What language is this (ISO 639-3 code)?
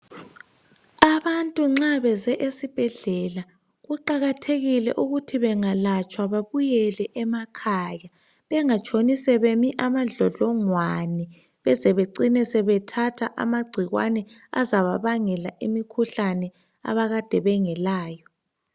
nde